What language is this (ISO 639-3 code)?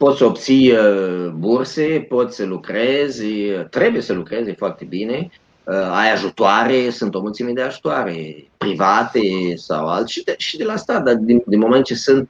ron